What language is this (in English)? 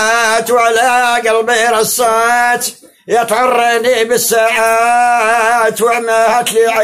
Arabic